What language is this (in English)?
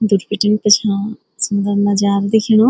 Garhwali